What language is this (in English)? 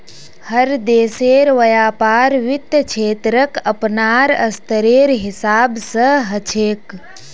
Magahi